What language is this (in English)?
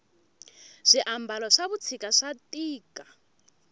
Tsonga